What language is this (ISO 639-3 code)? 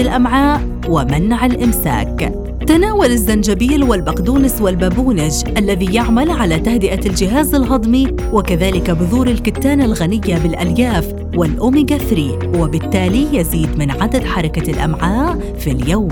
ara